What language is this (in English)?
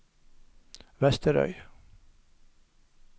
Norwegian